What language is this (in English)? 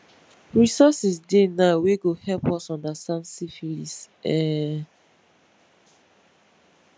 Nigerian Pidgin